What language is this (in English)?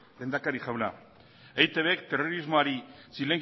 Basque